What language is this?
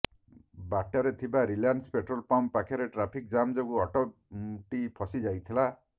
Odia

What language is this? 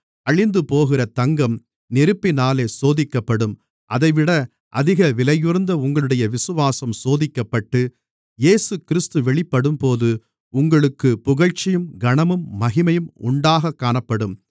Tamil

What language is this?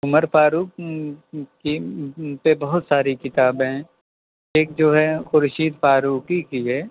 Urdu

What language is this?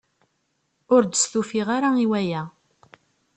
Kabyle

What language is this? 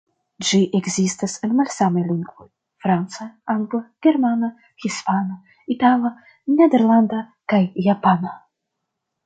Esperanto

